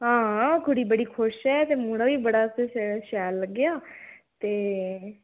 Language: Dogri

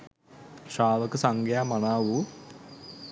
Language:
Sinhala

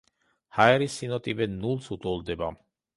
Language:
Georgian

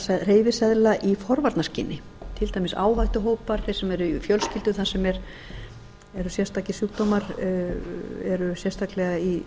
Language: Icelandic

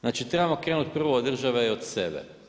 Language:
Croatian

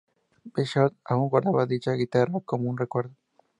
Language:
Spanish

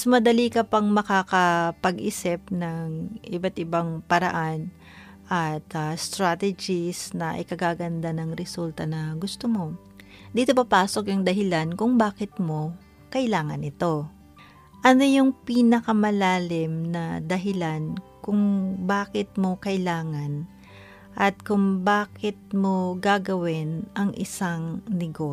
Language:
Filipino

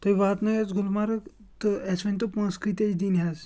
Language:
Kashmiri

